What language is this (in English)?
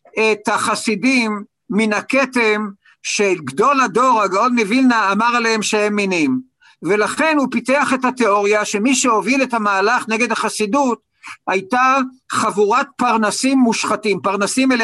Hebrew